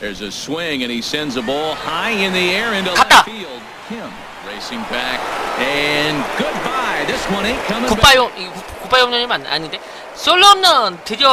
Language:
Korean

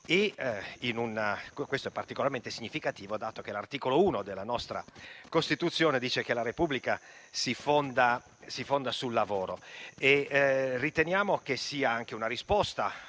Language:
Italian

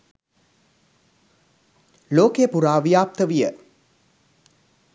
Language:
Sinhala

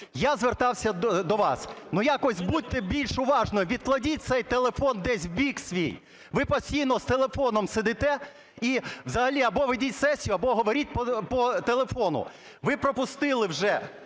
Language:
Ukrainian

